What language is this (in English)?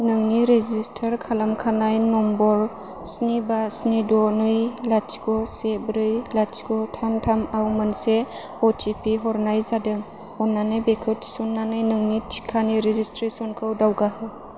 Bodo